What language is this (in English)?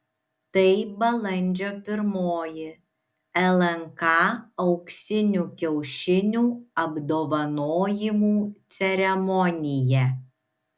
Lithuanian